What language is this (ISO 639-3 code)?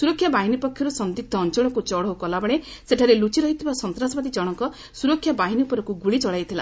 ori